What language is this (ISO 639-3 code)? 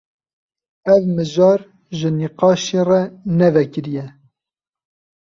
kur